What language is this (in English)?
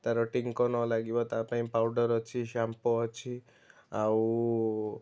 Odia